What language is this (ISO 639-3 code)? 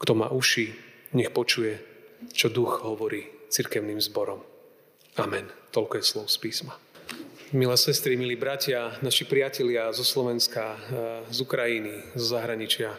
slk